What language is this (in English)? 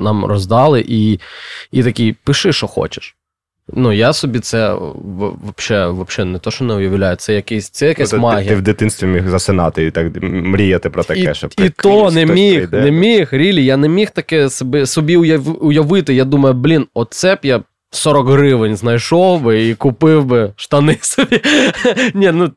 Ukrainian